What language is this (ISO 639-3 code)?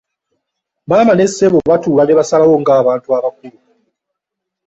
lug